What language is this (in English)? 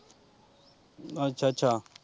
Punjabi